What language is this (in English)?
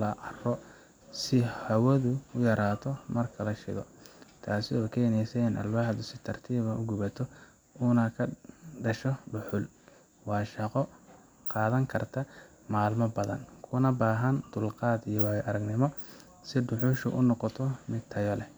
Somali